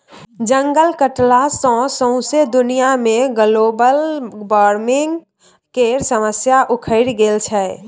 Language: Maithili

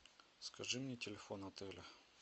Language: Russian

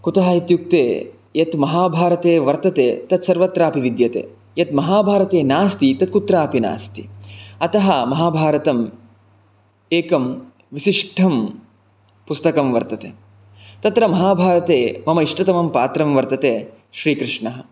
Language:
Sanskrit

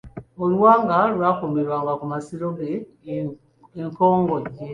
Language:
Ganda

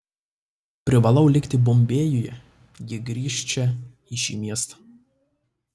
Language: Lithuanian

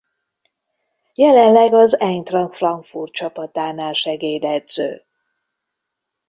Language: Hungarian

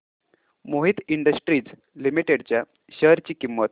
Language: Marathi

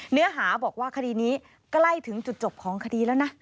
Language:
Thai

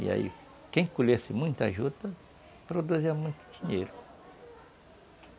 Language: Portuguese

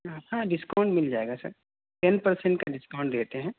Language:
Urdu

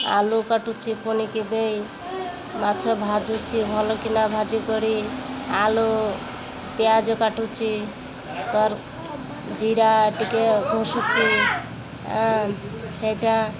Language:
Odia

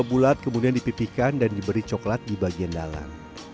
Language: Indonesian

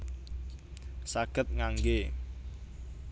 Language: Javanese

